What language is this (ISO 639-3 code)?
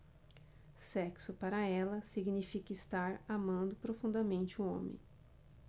por